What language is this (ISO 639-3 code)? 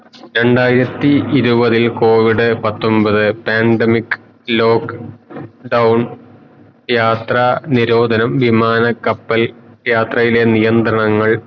mal